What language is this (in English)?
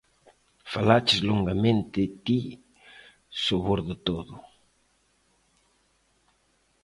Galician